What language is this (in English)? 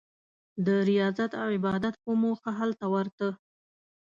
Pashto